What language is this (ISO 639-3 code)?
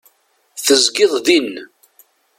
kab